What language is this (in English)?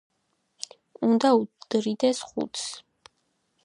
Georgian